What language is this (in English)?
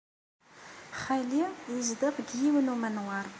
Kabyle